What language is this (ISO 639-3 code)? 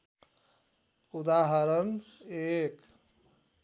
nep